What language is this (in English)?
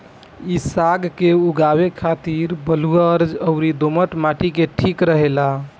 Bhojpuri